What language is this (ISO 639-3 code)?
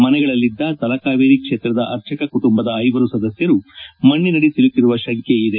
kan